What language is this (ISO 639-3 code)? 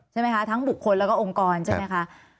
tha